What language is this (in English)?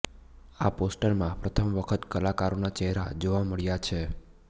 Gujarati